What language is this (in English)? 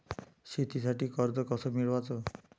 Marathi